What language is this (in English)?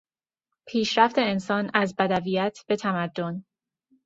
Persian